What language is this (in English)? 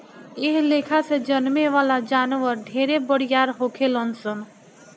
Bhojpuri